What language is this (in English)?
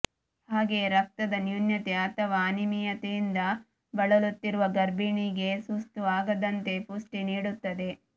Kannada